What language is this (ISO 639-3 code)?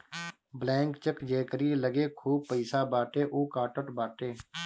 bho